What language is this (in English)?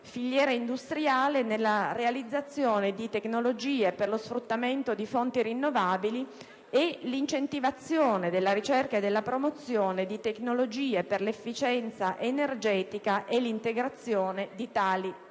Italian